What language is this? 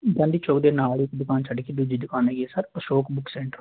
Punjabi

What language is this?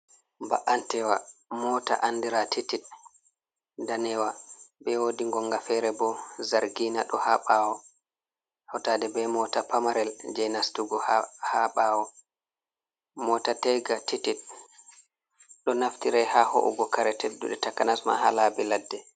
Fula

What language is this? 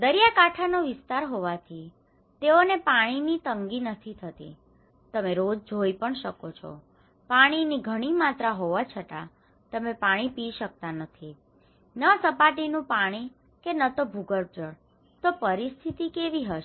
Gujarati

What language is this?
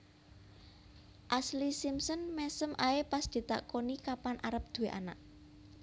Javanese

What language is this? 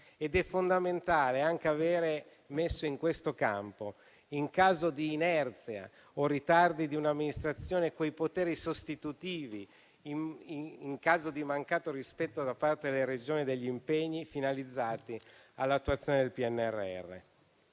Italian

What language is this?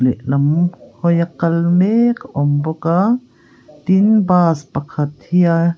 Mizo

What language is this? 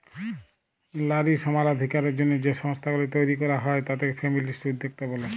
Bangla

